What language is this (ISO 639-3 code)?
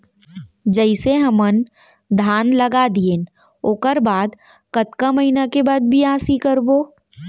hne